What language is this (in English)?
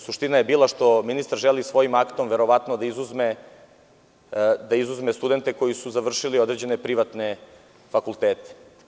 Serbian